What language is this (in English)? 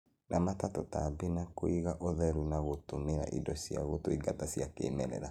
Kikuyu